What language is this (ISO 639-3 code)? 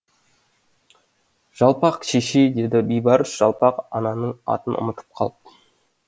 kaz